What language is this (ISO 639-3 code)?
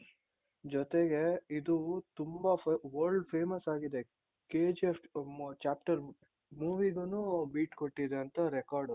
kan